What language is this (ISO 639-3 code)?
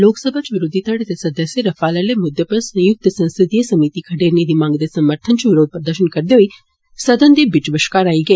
doi